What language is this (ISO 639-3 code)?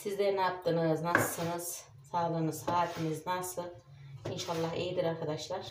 tur